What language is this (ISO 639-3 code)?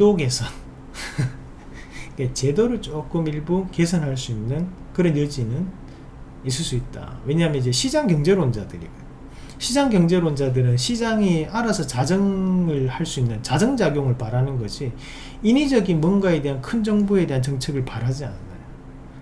kor